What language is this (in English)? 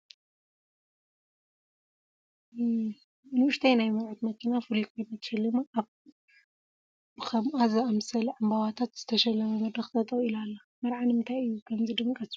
Tigrinya